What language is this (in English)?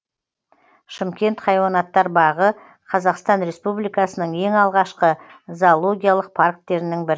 Kazakh